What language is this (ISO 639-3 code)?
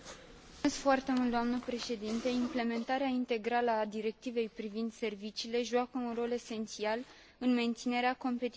ron